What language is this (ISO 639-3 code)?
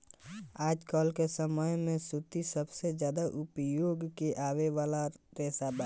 bho